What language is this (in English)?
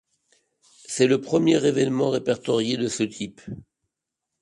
French